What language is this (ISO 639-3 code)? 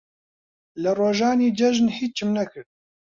ckb